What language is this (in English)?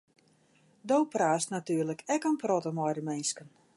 Western Frisian